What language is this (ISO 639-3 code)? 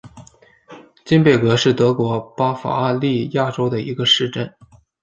zho